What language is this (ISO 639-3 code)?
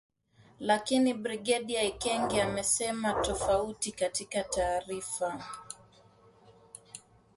swa